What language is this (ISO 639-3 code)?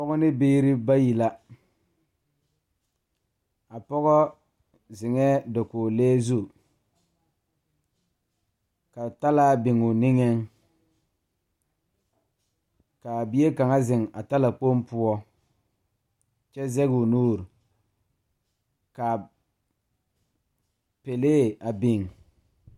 dga